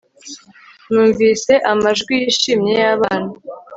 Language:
Kinyarwanda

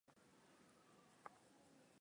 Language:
Swahili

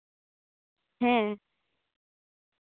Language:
Santali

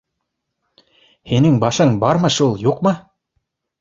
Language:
Bashkir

